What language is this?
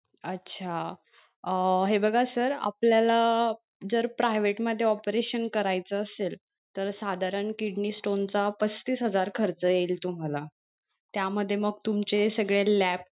Marathi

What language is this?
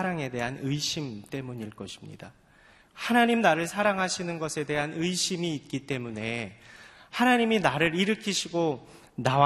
Korean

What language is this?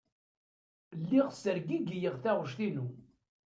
Kabyle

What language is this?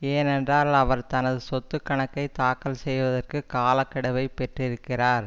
Tamil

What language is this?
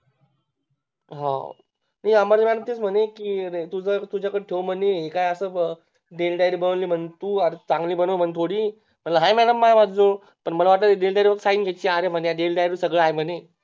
Marathi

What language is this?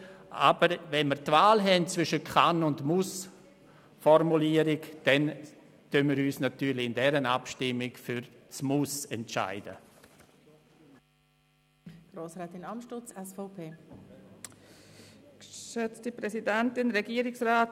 Swiss German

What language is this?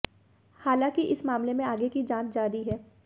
Hindi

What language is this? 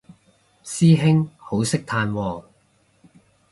Cantonese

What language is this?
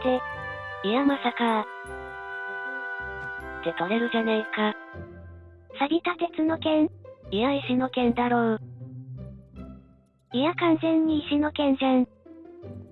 Japanese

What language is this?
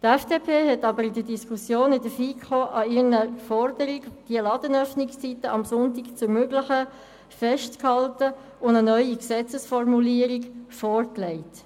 Swiss German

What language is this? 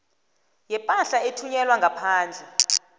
South Ndebele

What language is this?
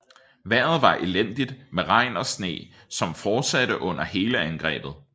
Danish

